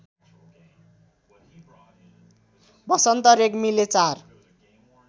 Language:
Nepali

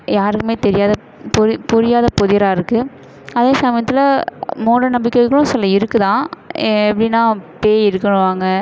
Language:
Tamil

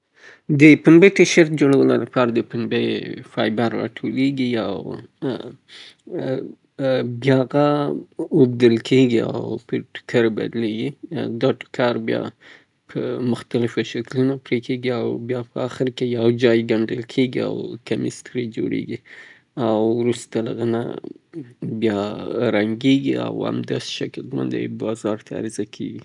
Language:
Southern Pashto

